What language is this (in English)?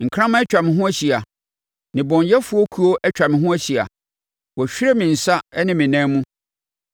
Akan